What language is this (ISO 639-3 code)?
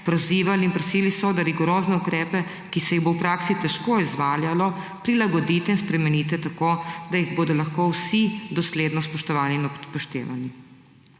slv